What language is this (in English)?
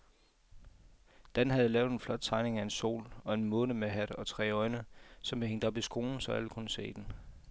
Danish